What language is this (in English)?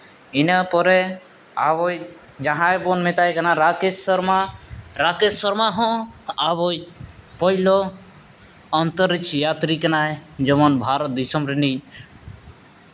Santali